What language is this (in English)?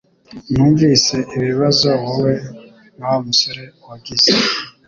Kinyarwanda